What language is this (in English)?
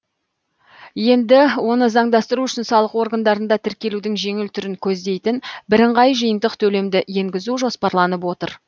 Kazakh